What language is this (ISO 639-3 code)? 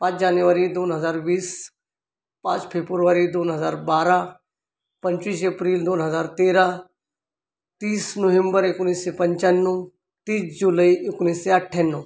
mar